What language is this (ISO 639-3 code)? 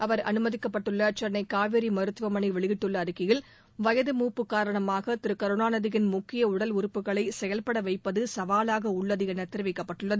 tam